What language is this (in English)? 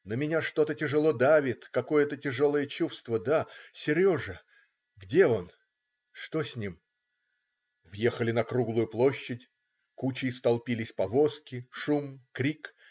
Russian